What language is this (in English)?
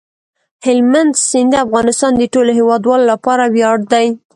Pashto